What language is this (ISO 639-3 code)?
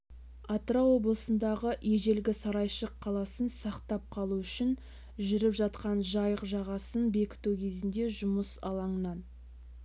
kaz